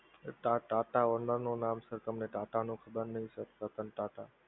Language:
Gujarati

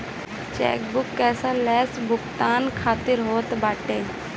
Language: Bhojpuri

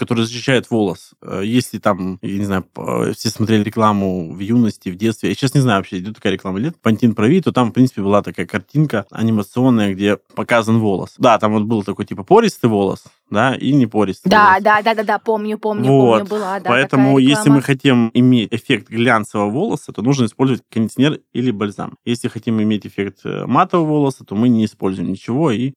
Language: Russian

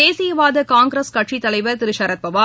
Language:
Tamil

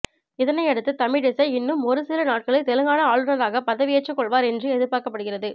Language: Tamil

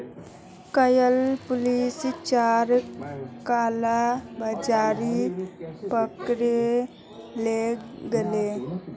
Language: Magahi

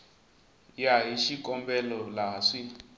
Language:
Tsonga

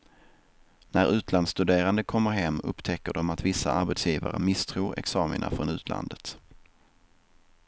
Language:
Swedish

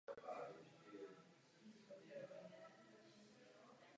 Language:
Czech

